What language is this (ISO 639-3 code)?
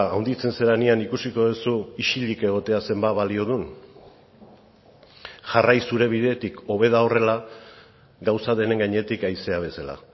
eus